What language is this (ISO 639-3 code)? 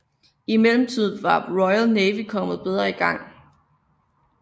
dan